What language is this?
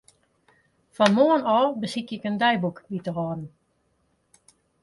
Western Frisian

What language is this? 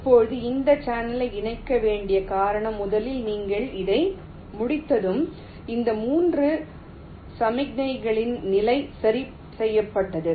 Tamil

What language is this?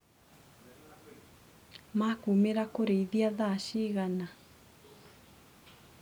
Kikuyu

